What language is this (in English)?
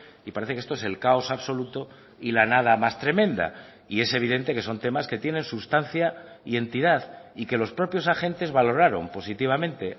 Spanish